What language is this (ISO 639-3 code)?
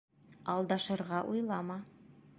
bak